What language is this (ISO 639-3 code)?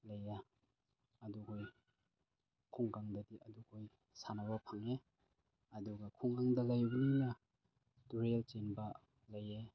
mni